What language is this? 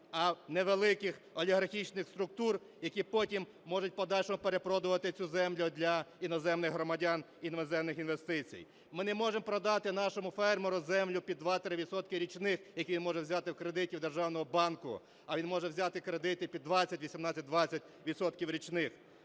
Ukrainian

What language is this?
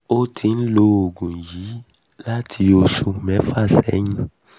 Yoruba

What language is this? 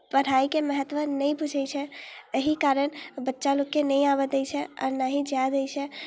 Maithili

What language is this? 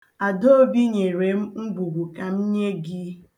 Igbo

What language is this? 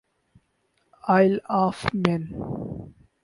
Urdu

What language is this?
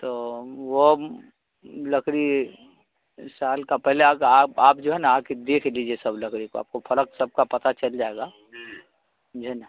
Urdu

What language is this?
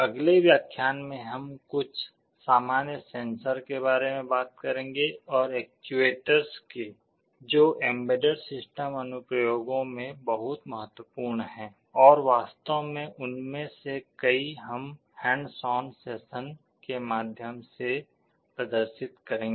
Hindi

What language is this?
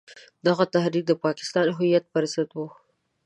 Pashto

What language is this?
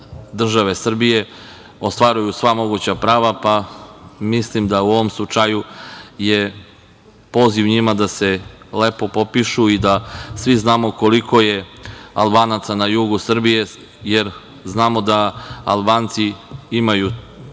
Serbian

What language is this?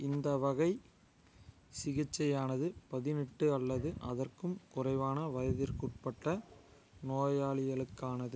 Tamil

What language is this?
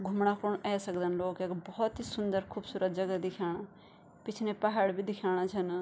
Garhwali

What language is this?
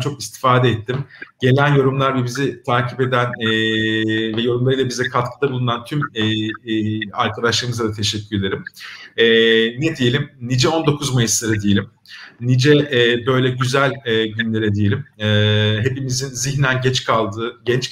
Turkish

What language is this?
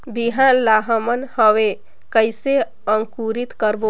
Chhattisgarhi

